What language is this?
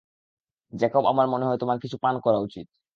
Bangla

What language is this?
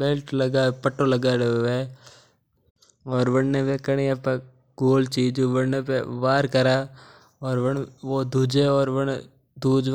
Mewari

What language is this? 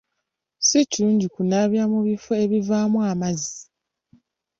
Ganda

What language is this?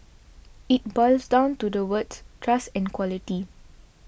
English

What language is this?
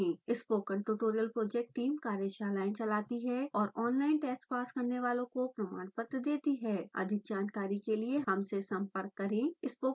Hindi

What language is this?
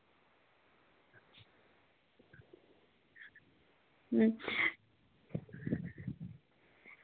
Dogri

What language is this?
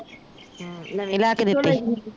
Punjabi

